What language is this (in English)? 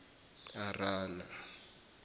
Zulu